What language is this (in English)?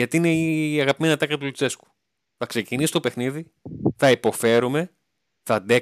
Greek